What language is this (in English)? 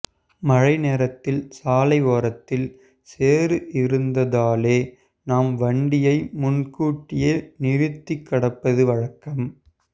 Tamil